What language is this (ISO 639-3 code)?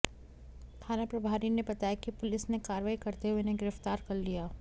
hin